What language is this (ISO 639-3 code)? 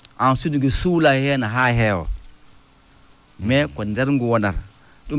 ful